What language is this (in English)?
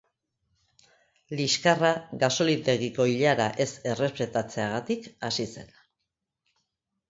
Basque